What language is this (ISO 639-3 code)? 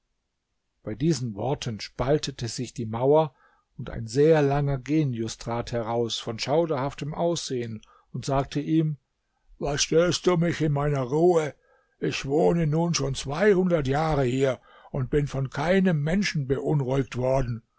deu